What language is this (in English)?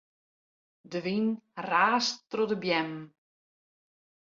Western Frisian